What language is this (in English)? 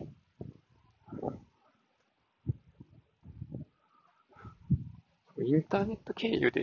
Japanese